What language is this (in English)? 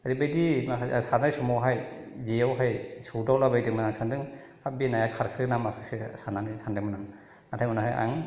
Bodo